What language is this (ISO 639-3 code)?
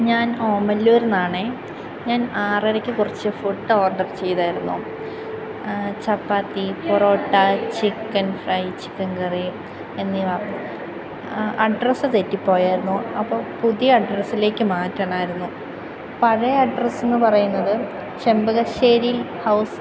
mal